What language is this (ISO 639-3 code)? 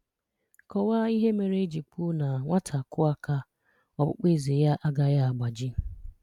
ibo